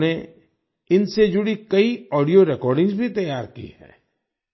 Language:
Hindi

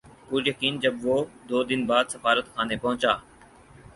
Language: Urdu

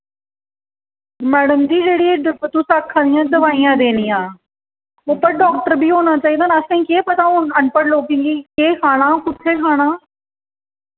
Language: Dogri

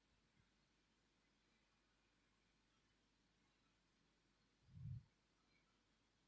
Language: Thai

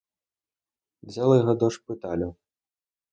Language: Ukrainian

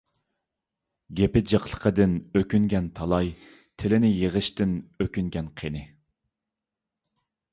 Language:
Uyghur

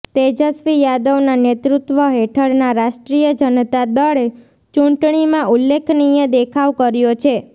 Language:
Gujarati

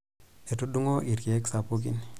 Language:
Masai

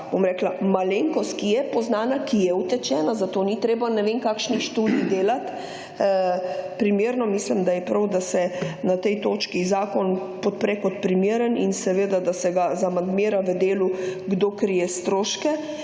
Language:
Slovenian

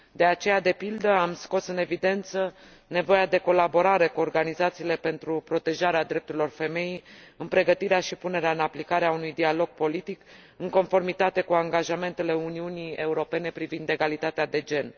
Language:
Romanian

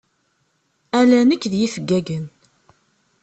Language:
Kabyle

